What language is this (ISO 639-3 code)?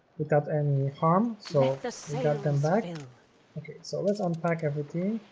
eng